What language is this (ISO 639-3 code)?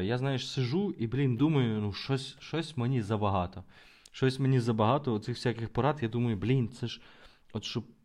ukr